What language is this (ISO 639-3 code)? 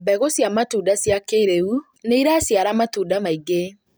kik